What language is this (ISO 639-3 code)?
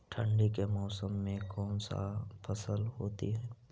mag